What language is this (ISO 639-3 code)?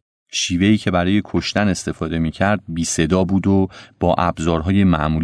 fas